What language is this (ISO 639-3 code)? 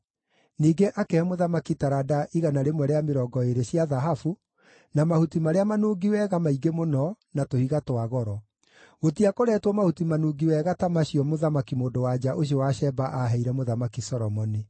kik